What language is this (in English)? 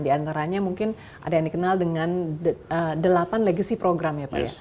Indonesian